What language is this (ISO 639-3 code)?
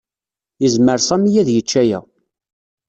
kab